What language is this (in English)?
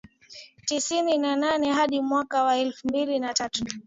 Swahili